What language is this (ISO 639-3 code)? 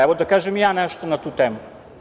srp